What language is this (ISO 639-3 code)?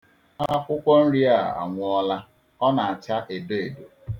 ibo